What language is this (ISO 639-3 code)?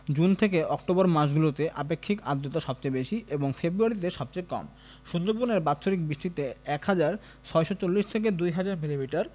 ben